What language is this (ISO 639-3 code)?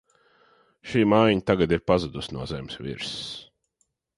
lav